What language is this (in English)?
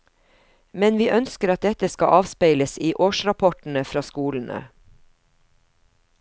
Norwegian